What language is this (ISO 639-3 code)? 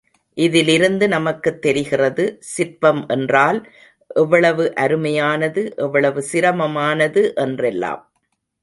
tam